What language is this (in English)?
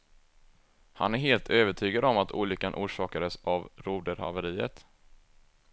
Swedish